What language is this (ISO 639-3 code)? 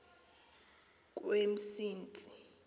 xho